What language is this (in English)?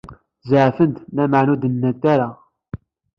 Kabyle